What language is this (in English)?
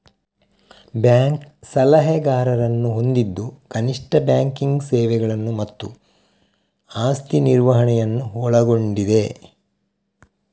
Kannada